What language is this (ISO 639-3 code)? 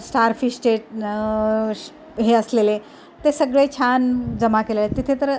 mar